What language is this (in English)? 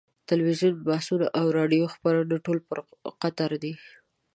Pashto